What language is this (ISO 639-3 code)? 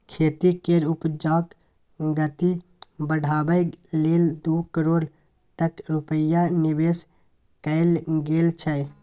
mai